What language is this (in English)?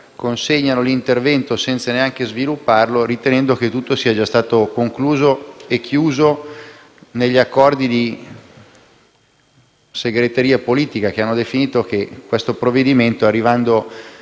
Italian